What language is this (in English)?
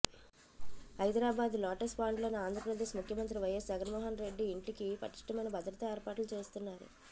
Telugu